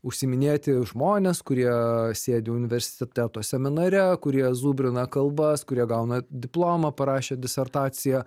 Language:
Lithuanian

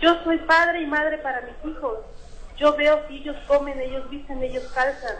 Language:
Spanish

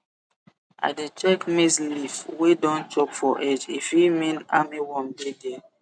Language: Nigerian Pidgin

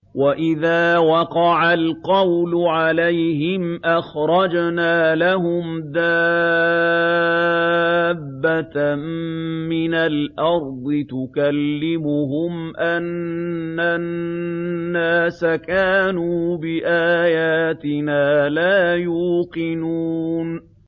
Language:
Arabic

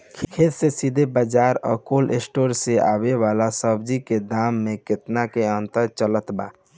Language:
Bhojpuri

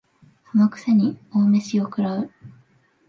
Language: Japanese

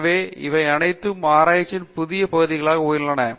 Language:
Tamil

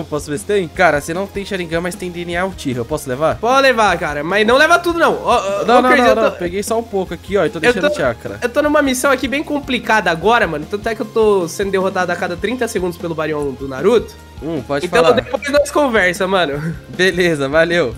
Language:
Portuguese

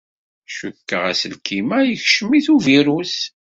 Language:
Kabyle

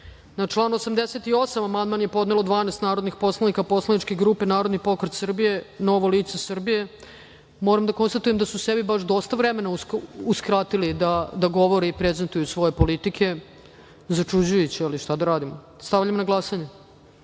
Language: Serbian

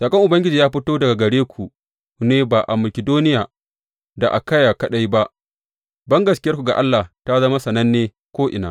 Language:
Hausa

